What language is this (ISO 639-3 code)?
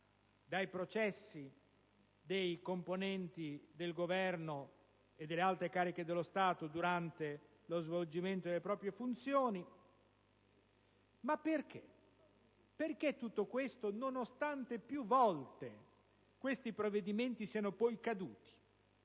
ita